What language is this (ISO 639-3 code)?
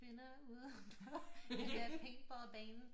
dan